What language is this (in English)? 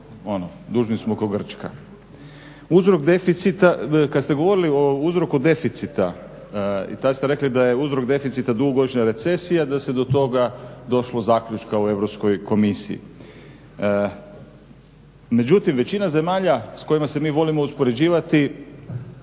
Croatian